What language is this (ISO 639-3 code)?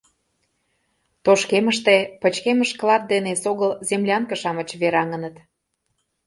chm